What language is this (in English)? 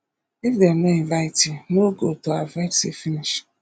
Nigerian Pidgin